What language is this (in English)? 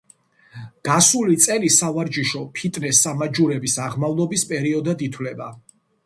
Georgian